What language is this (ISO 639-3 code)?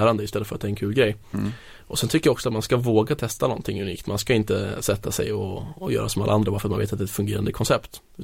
swe